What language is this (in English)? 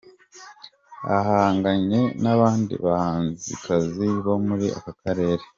Kinyarwanda